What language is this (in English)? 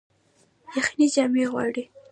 Pashto